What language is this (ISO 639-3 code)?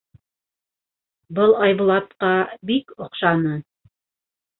bak